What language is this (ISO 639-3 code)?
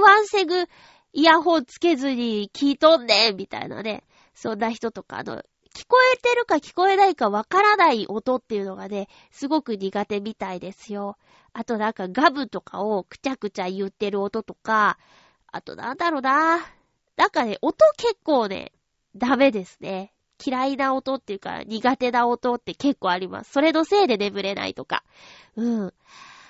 jpn